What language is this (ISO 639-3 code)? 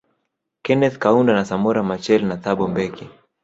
swa